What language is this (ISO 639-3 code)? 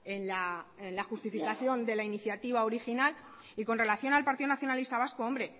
spa